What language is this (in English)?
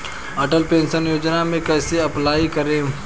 Bhojpuri